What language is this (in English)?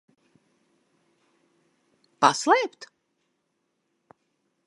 Latvian